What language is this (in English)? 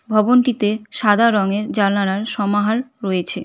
Bangla